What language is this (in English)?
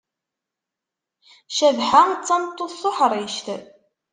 Kabyle